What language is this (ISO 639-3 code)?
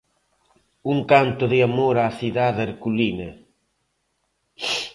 glg